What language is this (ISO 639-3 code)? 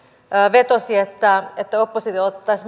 fin